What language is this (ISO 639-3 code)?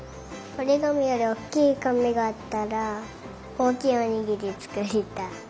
jpn